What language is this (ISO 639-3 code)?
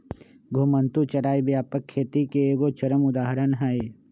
mag